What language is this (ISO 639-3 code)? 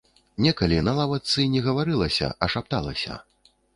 bel